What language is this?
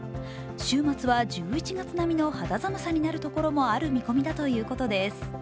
Japanese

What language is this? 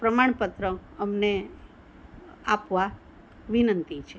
Gujarati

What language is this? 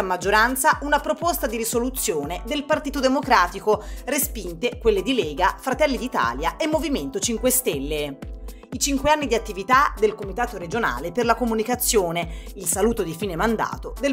Italian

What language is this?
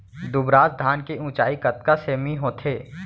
Chhattisgarhi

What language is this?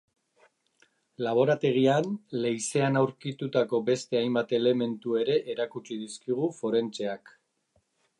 Basque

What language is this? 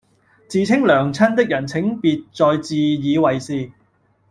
Cantonese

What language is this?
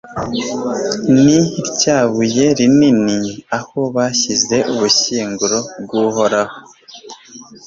Kinyarwanda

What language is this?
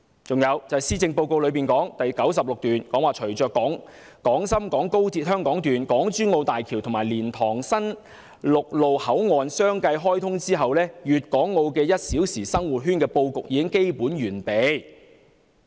Cantonese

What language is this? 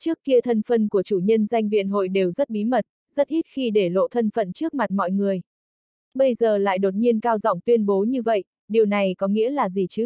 Vietnamese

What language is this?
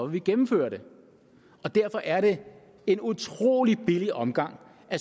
Danish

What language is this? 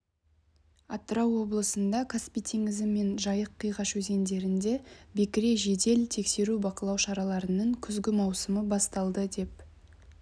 Kazakh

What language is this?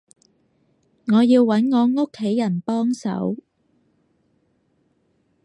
Cantonese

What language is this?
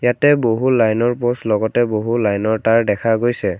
Assamese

